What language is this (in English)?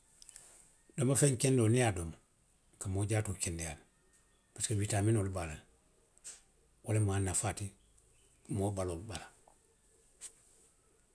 Western Maninkakan